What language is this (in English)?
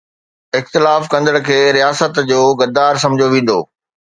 Sindhi